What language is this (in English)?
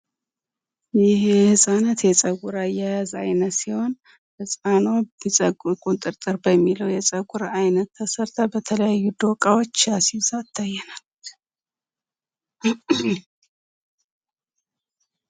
Amharic